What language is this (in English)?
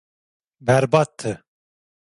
Turkish